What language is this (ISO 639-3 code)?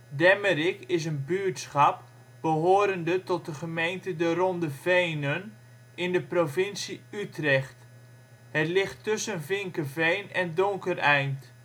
nld